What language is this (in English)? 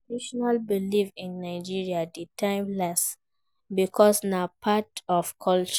Nigerian Pidgin